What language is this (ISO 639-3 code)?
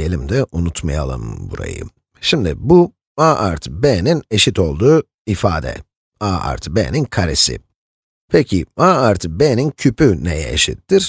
tur